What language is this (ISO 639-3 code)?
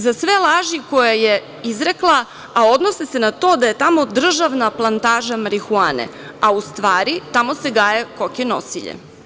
srp